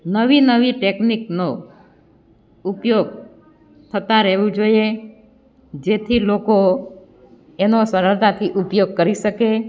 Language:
Gujarati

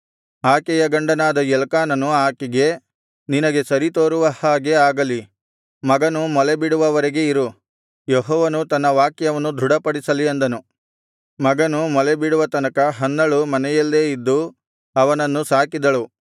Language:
Kannada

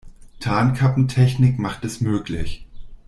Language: German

